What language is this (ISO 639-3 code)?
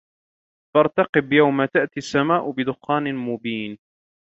ara